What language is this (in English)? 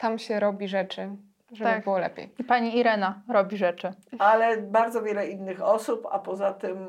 Polish